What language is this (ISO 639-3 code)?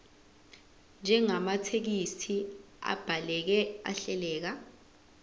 zul